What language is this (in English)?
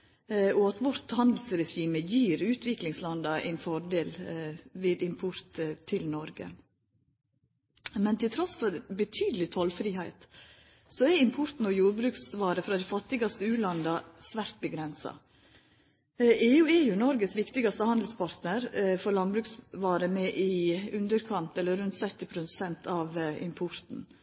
Norwegian Nynorsk